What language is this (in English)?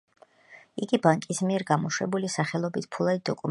Georgian